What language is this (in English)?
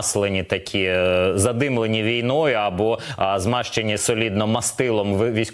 Ukrainian